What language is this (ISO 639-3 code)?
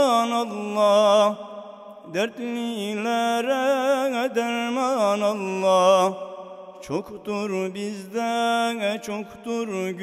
ara